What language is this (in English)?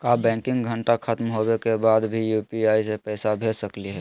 Magahi